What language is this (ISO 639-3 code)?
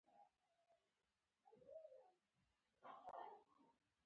pus